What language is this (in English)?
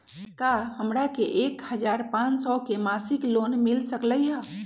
Magahi